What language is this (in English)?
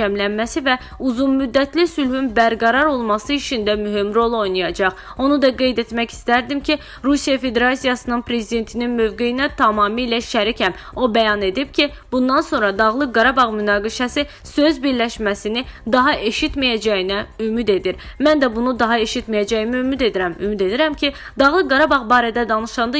Turkish